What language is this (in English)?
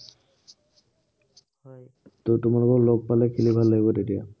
Assamese